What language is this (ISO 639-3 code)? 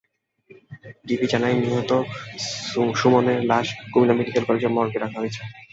ben